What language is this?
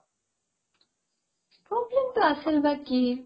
Assamese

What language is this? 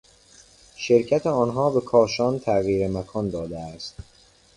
Persian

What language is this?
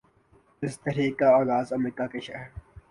Urdu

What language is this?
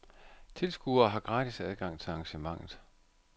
Danish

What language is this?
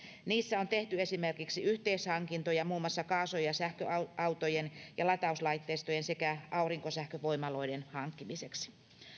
Finnish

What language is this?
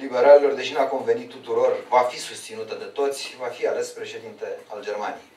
Romanian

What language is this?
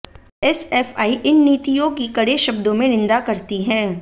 Hindi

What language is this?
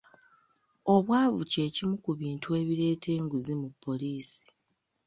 Ganda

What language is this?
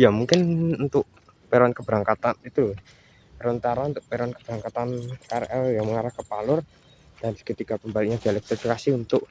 Indonesian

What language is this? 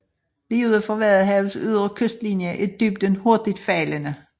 Danish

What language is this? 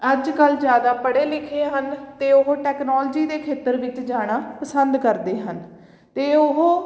Punjabi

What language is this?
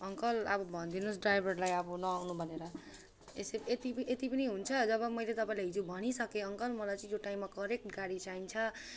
Nepali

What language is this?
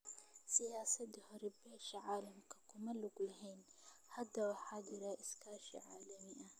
Somali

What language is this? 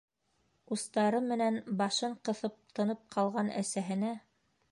Bashkir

